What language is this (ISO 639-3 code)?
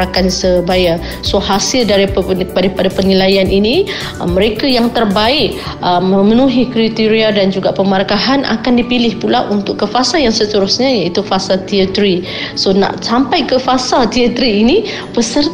msa